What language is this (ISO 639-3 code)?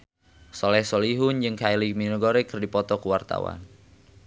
sun